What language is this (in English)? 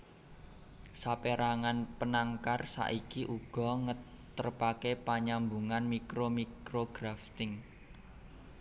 Javanese